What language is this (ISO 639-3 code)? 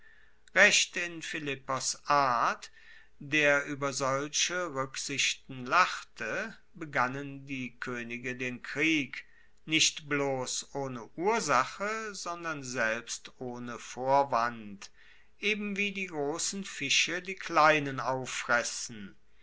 deu